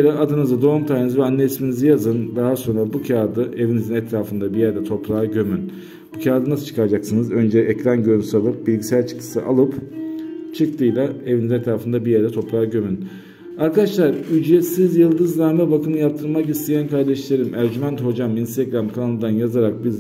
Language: Turkish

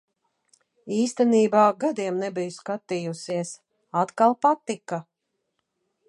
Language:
Latvian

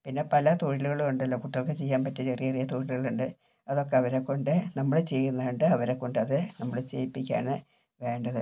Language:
Malayalam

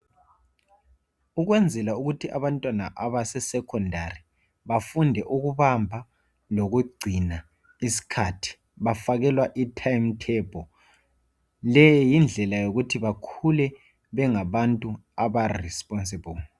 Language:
North Ndebele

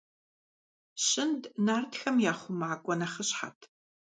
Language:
Kabardian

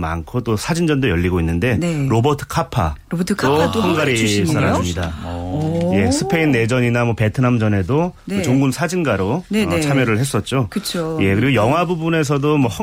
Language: Korean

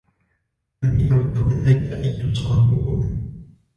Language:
Arabic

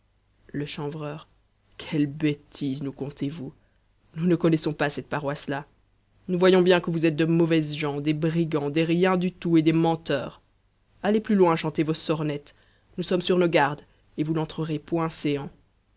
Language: French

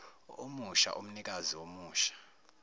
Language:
Zulu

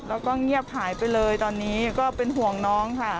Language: Thai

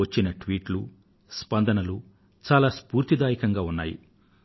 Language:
Telugu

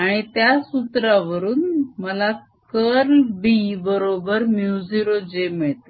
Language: Marathi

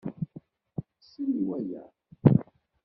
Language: Kabyle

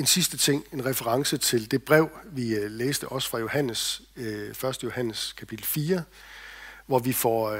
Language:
Danish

